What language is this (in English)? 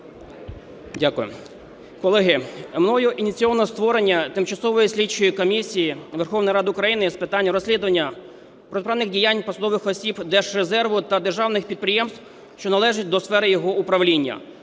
Ukrainian